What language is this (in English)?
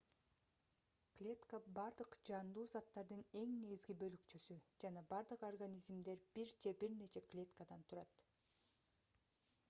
Kyrgyz